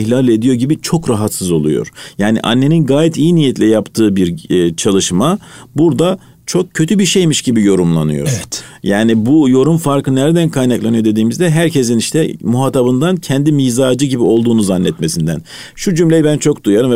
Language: Turkish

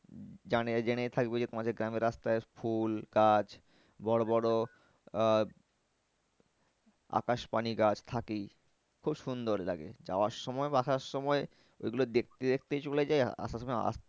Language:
Bangla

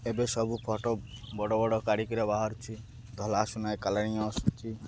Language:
Odia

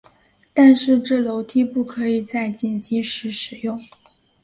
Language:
Chinese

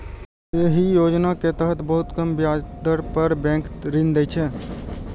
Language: Maithili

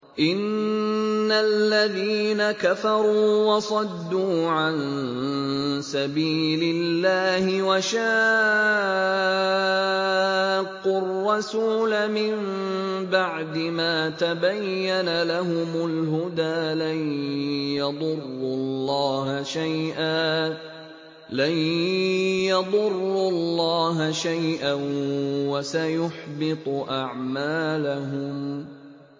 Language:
Arabic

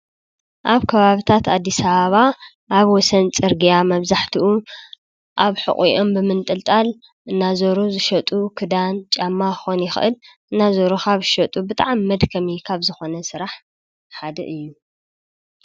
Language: Tigrinya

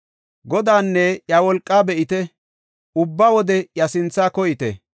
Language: Gofa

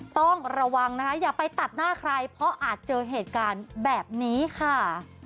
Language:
Thai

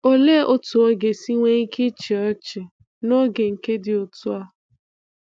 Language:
Igbo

